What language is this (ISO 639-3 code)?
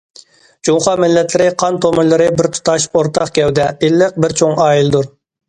uig